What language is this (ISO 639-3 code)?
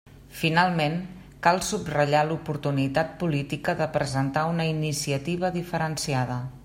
cat